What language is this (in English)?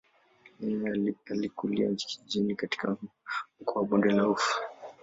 Swahili